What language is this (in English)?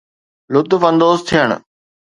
Sindhi